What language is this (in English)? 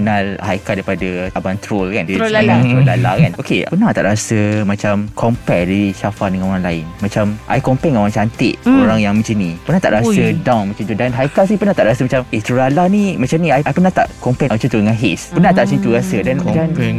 Malay